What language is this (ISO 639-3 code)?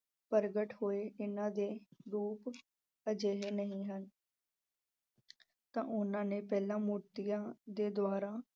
pan